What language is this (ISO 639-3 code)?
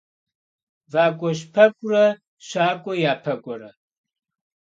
kbd